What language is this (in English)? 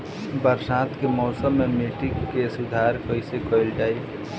Bhojpuri